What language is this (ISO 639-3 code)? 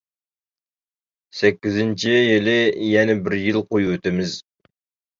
uig